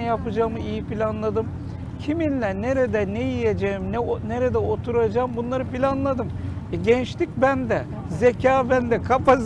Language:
Turkish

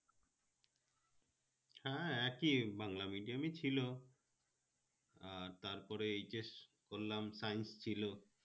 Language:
Bangla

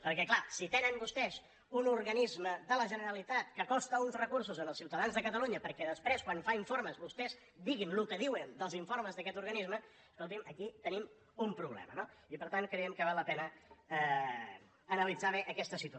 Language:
Catalan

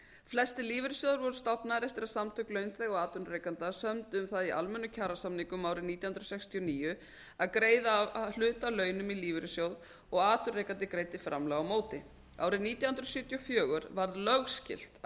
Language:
Icelandic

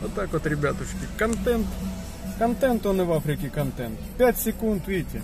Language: Russian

